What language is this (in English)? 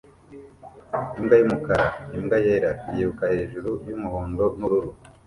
Kinyarwanda